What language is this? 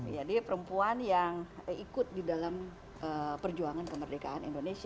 Indonesian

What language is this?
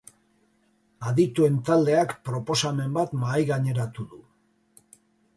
Basque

